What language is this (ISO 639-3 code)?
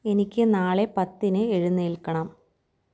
mal